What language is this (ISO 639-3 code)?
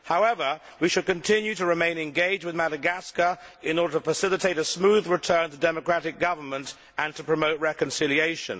eng